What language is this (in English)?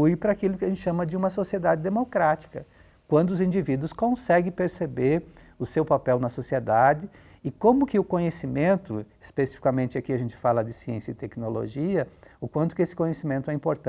Portuguese